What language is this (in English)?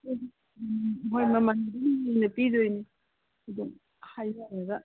Manipuri